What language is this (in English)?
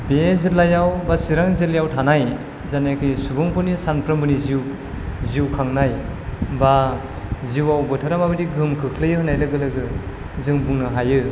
Bodo